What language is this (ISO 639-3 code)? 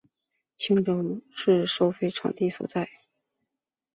zho